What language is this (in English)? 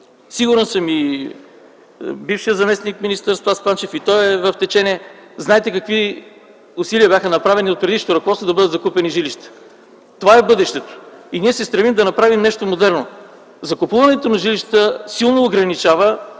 Bulgarian